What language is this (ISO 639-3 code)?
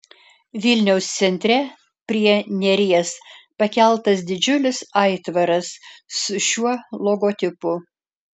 lit